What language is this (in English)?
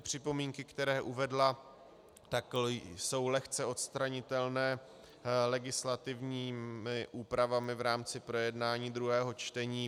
Czech